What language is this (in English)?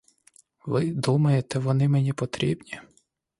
Ukrainian